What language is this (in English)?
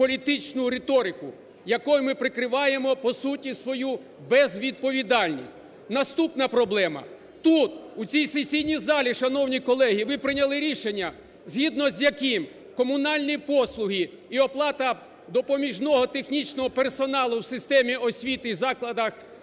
Ukrainian